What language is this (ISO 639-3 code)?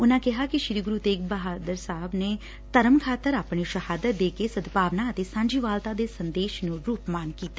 pan